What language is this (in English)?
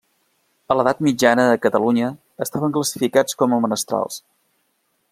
Catalan